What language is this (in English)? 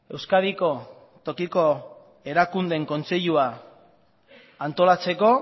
Basque